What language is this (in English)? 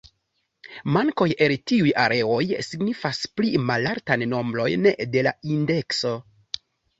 Esperanto